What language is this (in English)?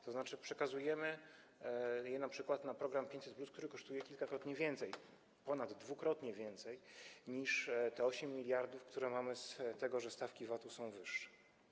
Polish